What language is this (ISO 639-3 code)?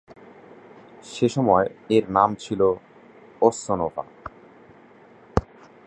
ben